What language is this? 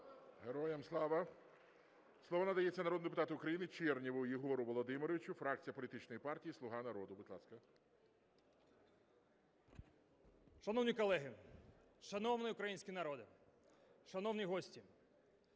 Ukrainian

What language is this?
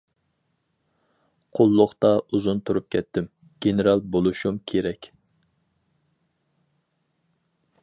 Uyghur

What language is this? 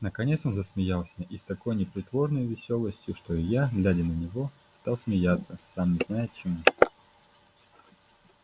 Russian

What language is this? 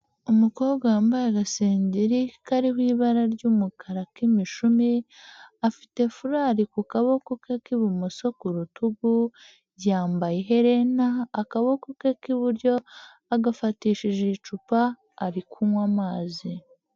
Kinyarwanda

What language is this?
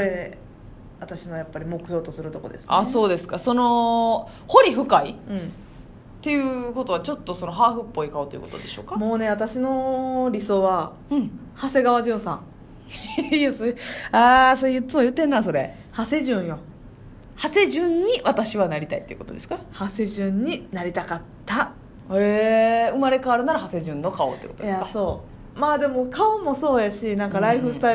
Japanese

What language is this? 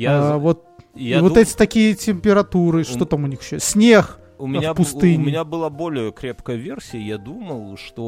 Russian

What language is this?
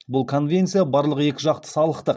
Kazakh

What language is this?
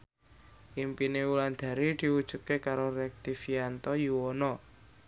Javanese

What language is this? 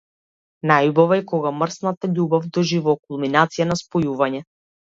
Macedonian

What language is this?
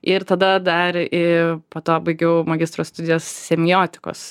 Lithuanian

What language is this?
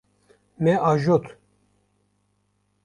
Kurdish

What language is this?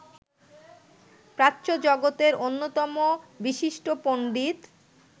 Bangla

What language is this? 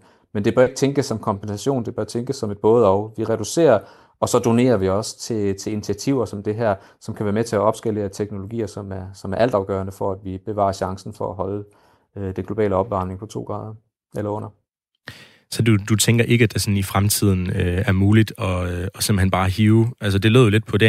Danish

